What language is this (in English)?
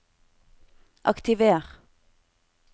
Norwegian